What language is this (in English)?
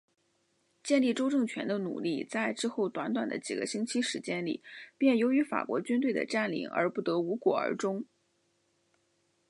Chinese